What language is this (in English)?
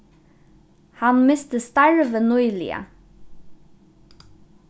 Faroese